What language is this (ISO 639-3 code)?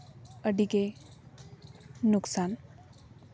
sat